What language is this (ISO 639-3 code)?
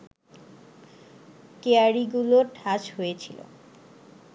ben